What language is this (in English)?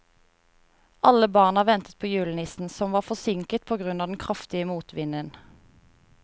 Norwegian